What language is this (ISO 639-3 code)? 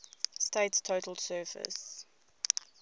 eng